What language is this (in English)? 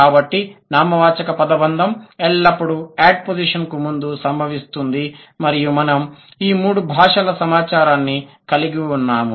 Telugu